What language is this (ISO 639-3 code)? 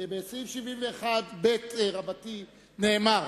heb